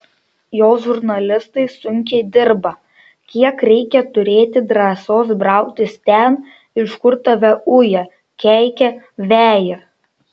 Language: Lithuanian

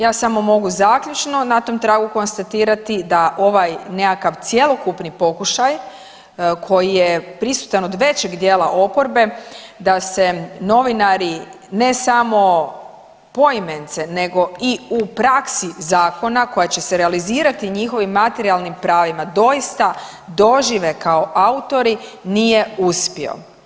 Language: Croatian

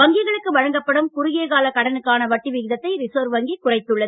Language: Tamil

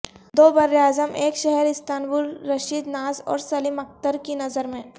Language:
Urdu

